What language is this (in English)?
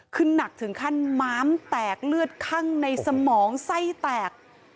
Thai